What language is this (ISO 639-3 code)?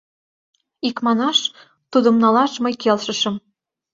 chm